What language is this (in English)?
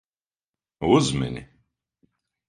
Latvian